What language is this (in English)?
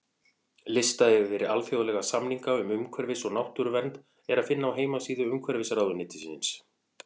Icelandic